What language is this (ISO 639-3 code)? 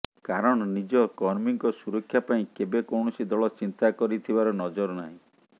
ori